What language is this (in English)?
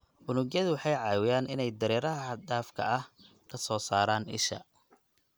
Somali